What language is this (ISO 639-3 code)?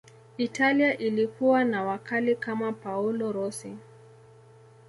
swa